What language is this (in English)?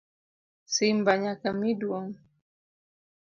Luo (Kenya and Tanzania)